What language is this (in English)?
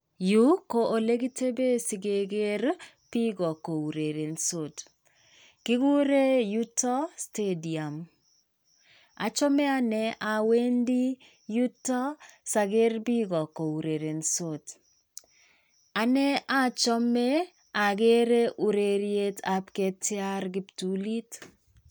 Kalenjin